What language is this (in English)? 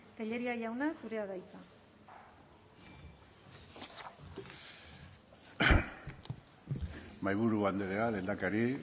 Basque